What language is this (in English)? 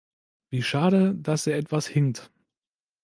German